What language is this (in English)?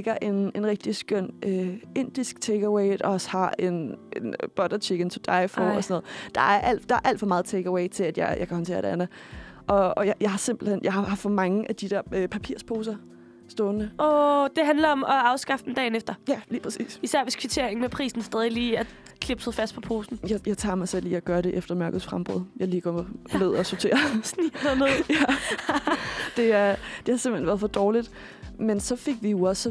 Danish